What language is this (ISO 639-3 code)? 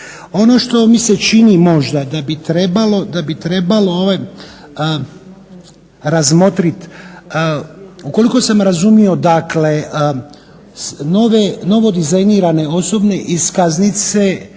hrv